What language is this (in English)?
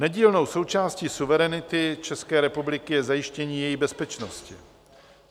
Czech